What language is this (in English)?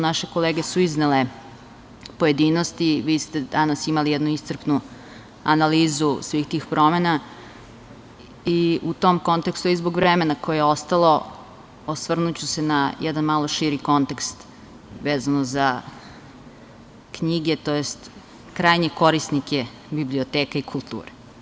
Serbian